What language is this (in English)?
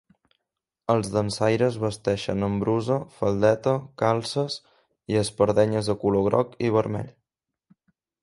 Catalan